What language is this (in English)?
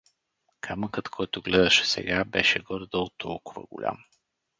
Bulgarian